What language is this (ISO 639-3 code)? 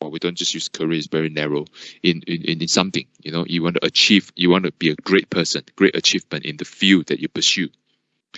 eng